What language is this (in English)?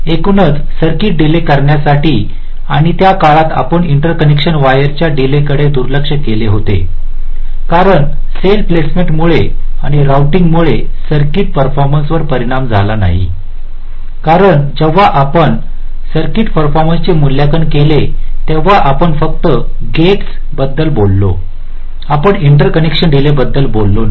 Marathi